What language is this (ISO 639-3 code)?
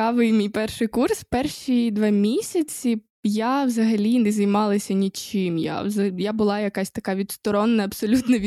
ukr